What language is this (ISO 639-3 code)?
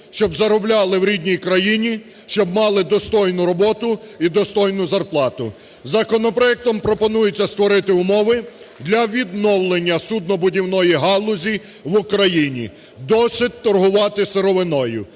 ukr